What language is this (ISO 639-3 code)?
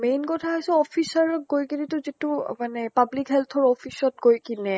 asm